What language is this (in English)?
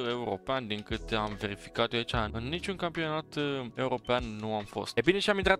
Romanian